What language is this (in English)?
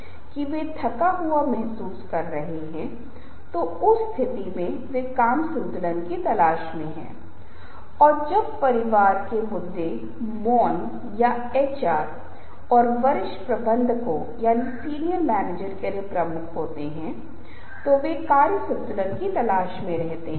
Hindi